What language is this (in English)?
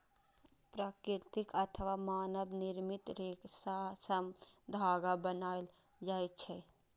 Maithili